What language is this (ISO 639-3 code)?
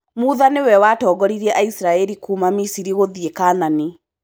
kik